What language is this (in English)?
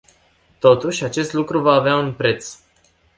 Romanian